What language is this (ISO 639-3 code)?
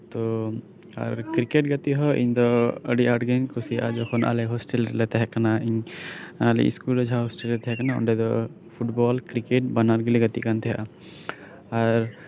sat